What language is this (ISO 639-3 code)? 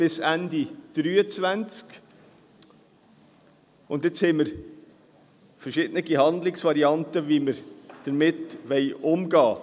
gsw